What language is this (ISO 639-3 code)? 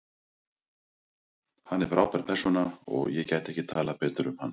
isl